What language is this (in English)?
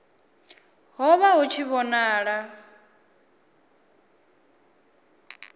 Venda